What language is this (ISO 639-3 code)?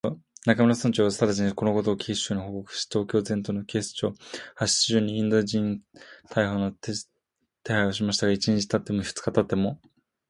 jpn